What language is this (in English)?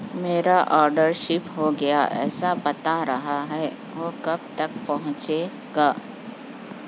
Urdu